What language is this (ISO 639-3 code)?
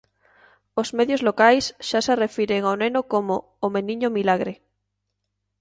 glg